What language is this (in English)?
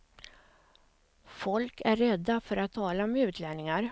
Swedish